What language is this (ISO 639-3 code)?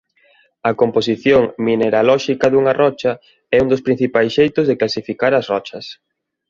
glg